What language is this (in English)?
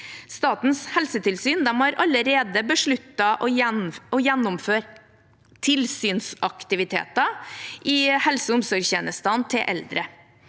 Norwegian